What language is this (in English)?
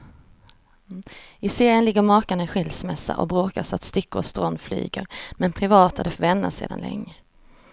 Swedish